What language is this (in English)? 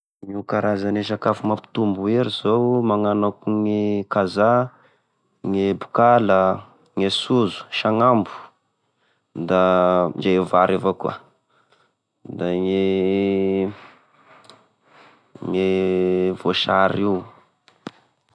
Tesaka Malagasy